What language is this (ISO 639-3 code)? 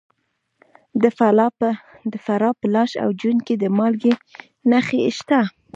pus